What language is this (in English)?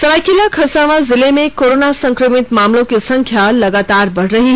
Hindi